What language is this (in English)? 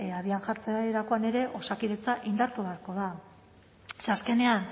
Basque